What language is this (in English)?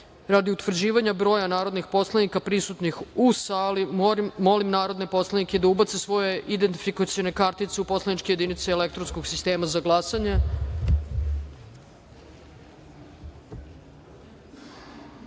Serbian